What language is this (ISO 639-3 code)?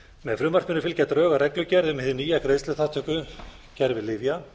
isl